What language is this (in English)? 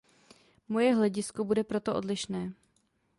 Czech